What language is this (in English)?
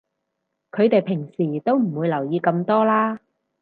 Cantonese